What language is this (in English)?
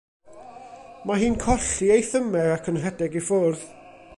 Welsh